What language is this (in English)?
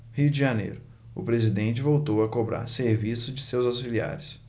Portuguese